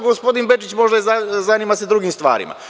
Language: Serbian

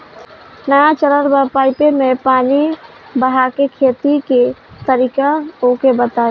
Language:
Bhojpuri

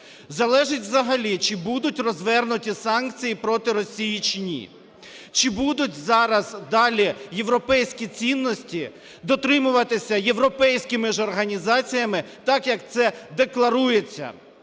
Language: Ukrainian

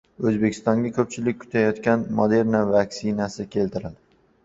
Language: Uzbek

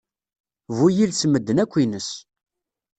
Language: Kabyle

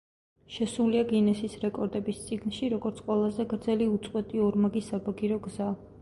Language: Georgian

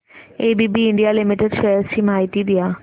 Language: Marathi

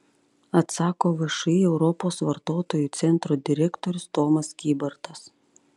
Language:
Lithuanian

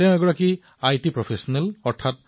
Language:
Assamese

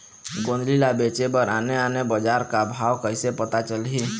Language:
Chhattisgarhi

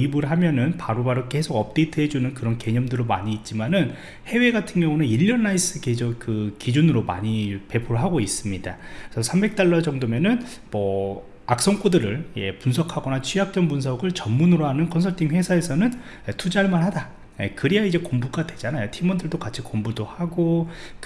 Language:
Korean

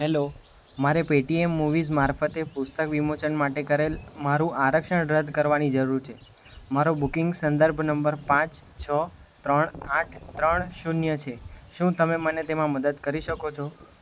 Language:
Gujarati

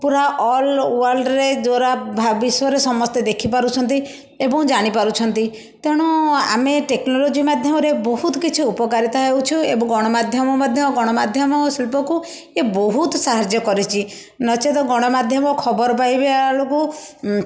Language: Odia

